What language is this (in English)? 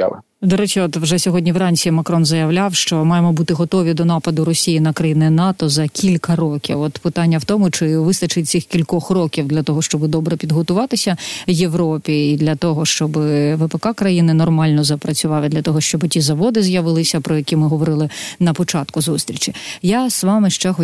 Ukrainian